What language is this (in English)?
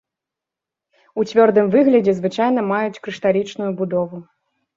Belarusian